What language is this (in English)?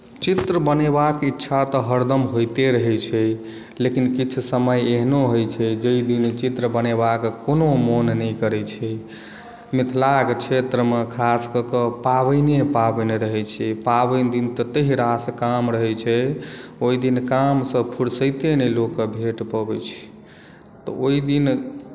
Maithili